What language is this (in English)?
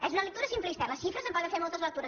Catalan